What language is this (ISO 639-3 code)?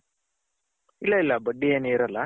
kan